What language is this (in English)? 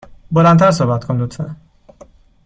Persian